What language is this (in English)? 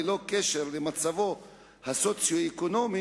Hebrew